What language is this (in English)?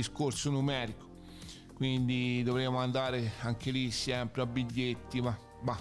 Italian